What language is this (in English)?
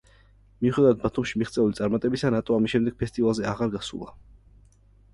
Georgian